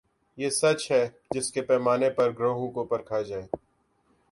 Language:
Urdu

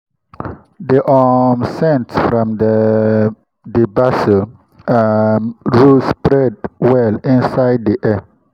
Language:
Nigerian Pidgin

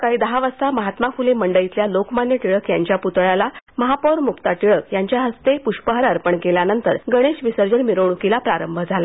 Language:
Marathi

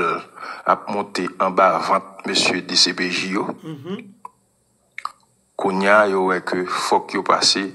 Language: French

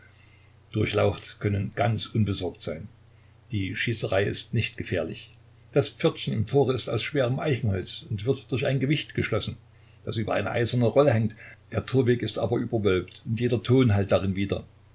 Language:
German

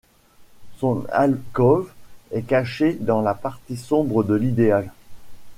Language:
French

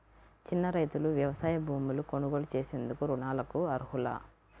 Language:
Telugu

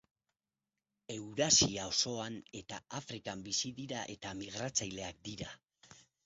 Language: Basque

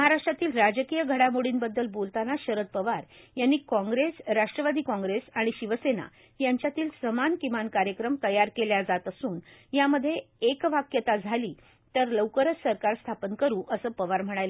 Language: Marathi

